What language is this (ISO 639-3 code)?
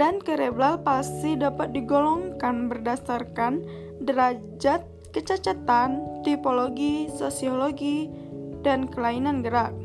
ind